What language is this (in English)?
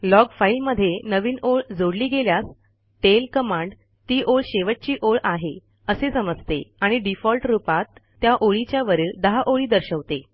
Marathi